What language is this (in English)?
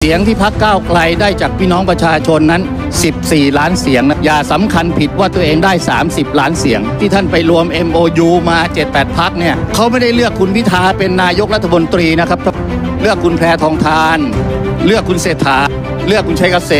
Thai